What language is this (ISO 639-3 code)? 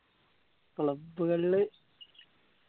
mal